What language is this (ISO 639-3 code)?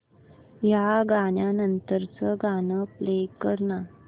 mar